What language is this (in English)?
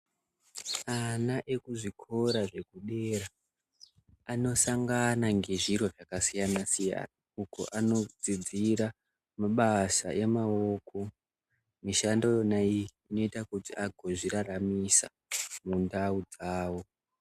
Ndau